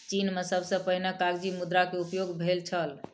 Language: Maithili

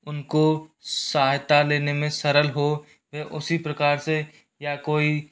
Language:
Hindi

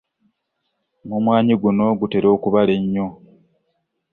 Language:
Ganda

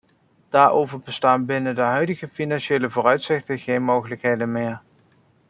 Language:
Dutch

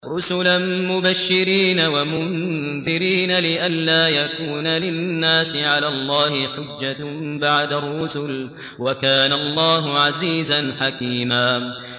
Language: Arabic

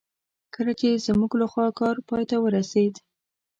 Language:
Pashto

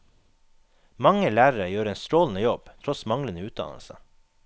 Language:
Norwegian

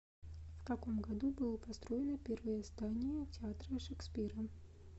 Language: Russian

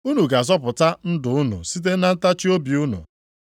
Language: Igbo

